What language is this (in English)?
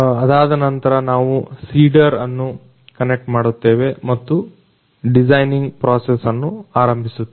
Kannada